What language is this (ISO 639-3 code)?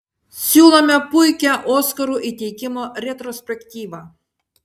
lit